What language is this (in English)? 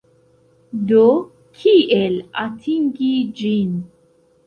Esperanto